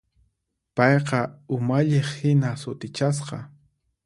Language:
Puno Quechua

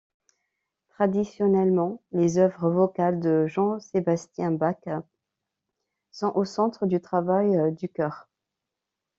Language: French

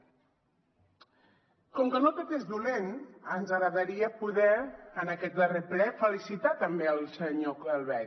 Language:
Catalan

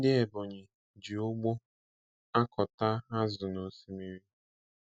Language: Igbo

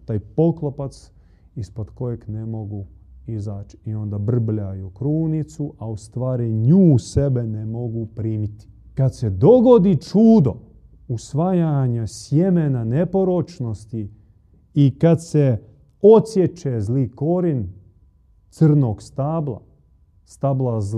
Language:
Croatian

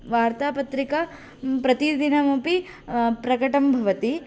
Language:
Sanskrit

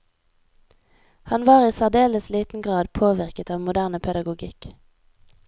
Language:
Norwegian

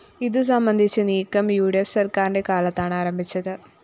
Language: Malayalam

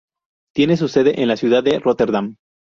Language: Spanish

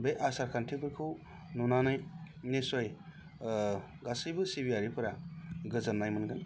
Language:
Bodo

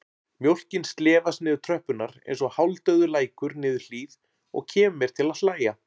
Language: Icelandic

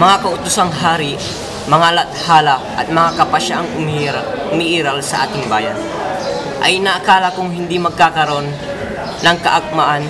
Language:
Filipino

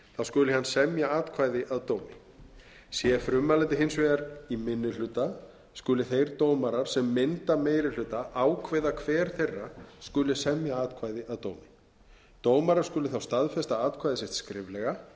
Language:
Icelandic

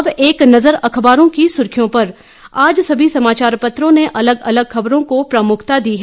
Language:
Hindi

